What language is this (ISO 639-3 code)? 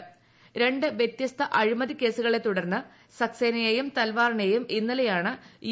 mal